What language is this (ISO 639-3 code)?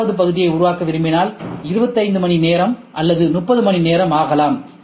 tam